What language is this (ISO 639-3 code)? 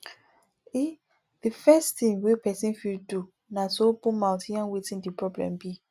pcm